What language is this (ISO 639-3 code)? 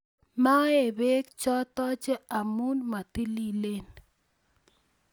kln